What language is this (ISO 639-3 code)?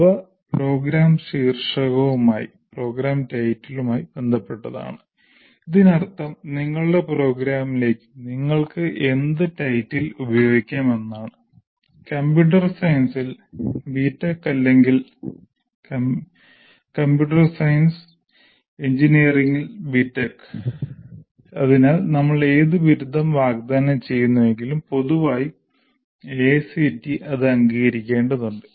mal